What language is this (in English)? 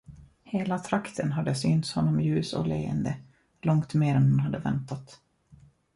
Swedish